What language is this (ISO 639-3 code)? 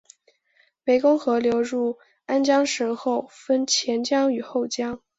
zho